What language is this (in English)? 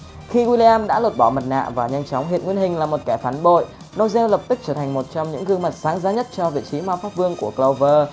Vietnamese